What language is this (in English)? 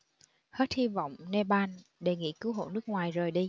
Vietnamese